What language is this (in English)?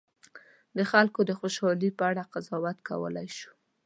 Pashto